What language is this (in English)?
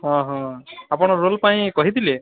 Odia